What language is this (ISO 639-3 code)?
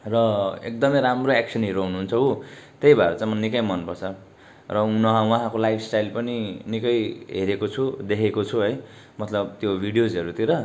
nep